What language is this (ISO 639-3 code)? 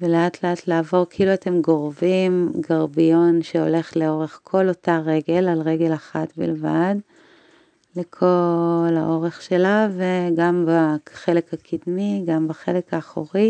heb